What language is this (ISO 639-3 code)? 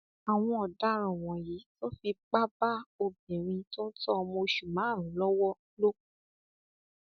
yor